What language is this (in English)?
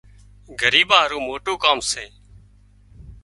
Wadiyara Koli